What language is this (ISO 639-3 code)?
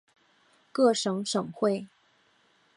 zho